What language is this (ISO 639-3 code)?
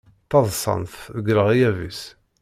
kab